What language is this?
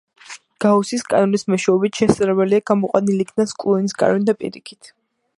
Georgian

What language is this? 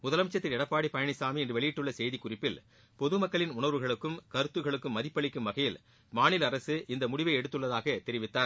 Tamil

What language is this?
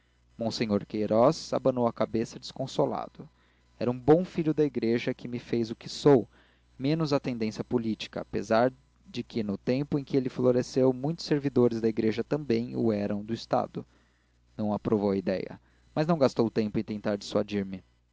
Portuguese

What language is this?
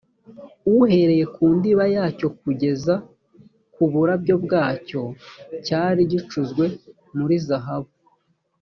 Kinyarwanda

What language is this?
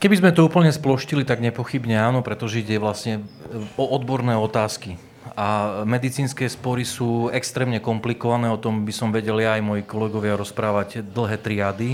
Slovak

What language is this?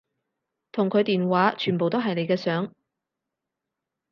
Cantonese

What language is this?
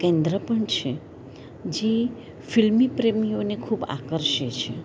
Gujarati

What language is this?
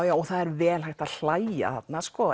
Icelandic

